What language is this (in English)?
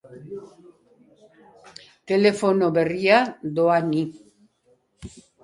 Basque